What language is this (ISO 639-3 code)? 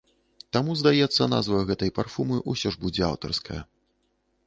bel